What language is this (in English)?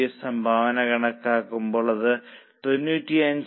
Malayalam